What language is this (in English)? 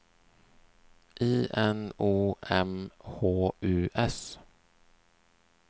Swedish